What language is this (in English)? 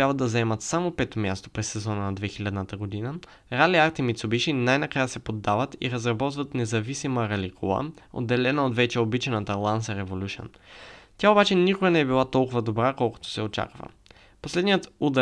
Bulgarian